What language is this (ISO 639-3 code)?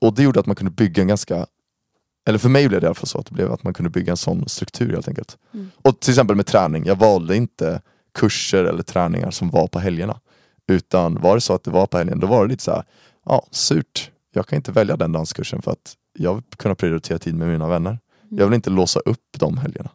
swe